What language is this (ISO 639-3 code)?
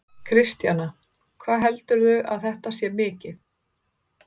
isl